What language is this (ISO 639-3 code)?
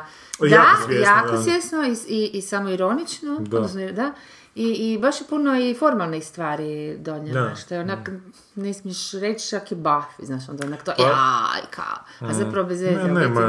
hrv